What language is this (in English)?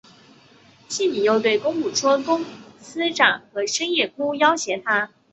Chinese